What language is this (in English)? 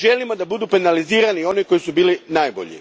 Croatian